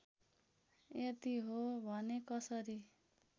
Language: Nepali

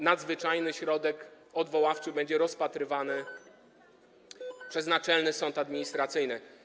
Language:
Polish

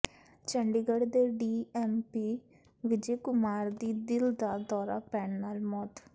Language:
Punjabi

